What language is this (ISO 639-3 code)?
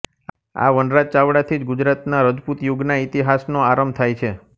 guj